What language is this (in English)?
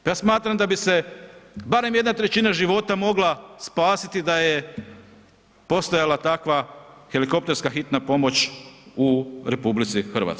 Croatian